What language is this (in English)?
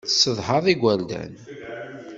Kabyle